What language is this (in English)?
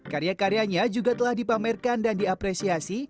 Indonesian